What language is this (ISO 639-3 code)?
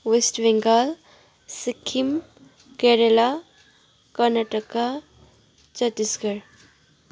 nep